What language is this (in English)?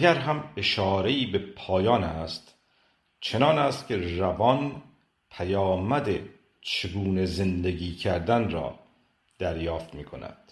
Persian